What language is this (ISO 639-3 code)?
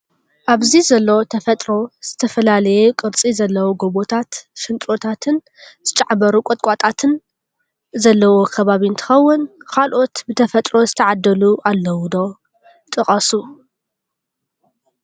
tir